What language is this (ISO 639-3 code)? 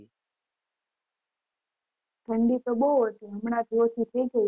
guj